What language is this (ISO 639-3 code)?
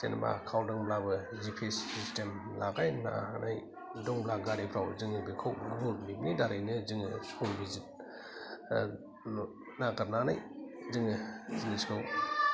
brx